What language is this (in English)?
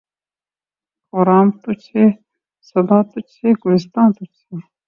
Urdu